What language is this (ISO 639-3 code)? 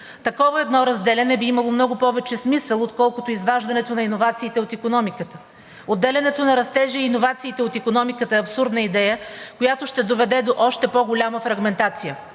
bul